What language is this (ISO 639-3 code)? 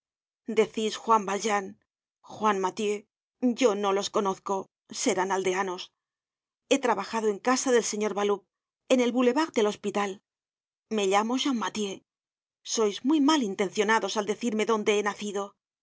spa